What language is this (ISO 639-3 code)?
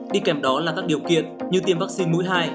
vie